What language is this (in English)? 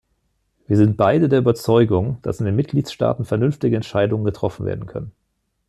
German